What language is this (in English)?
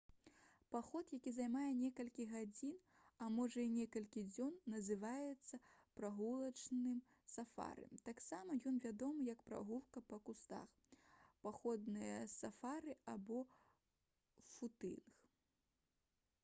Belarusian